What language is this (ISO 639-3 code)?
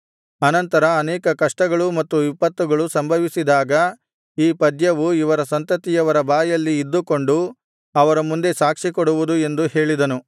kan